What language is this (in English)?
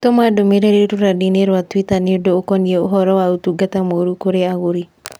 Kikuyu